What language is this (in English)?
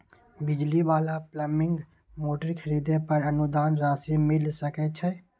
Maithili